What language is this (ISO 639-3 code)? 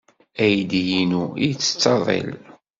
kab